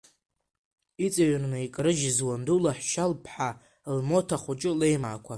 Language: Abkhazian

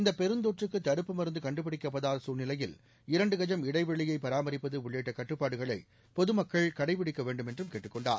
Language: Tamil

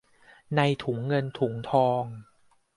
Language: Thai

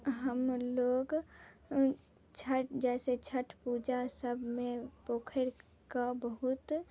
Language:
Maithili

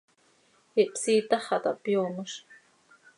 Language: Seri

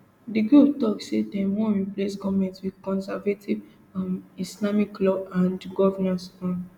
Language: Nigerian Pidgin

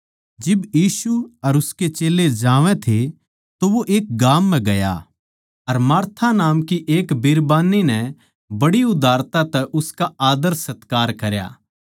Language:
Haryanvi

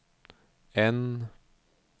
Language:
Swedish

